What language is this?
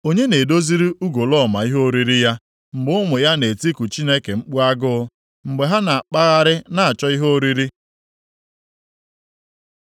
Igbo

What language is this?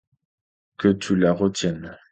French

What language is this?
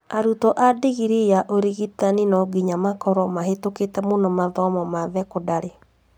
Kikuyu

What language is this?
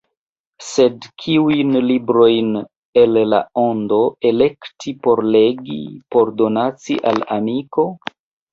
Esperanto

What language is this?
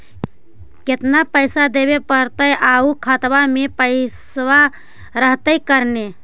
Magahi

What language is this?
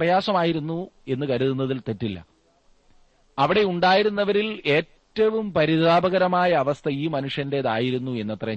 Malayalam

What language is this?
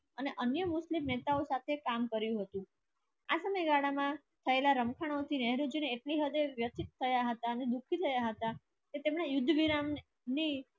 Gujarati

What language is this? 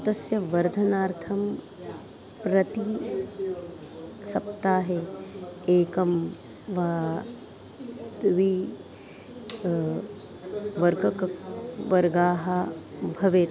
Sanskrit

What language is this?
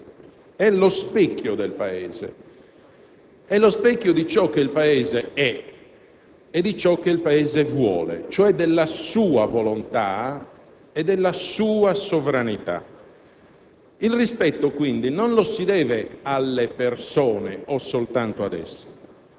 Italian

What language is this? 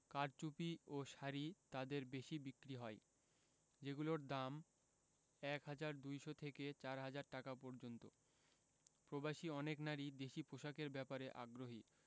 Bangla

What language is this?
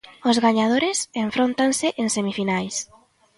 Galician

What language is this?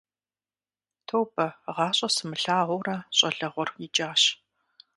Kabardian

